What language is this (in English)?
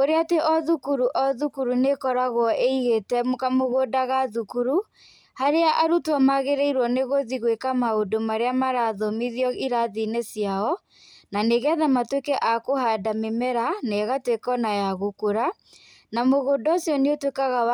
Kikuyu